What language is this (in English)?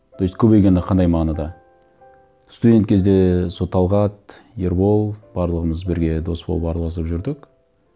Kazakh